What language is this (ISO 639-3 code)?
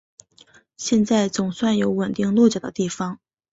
zho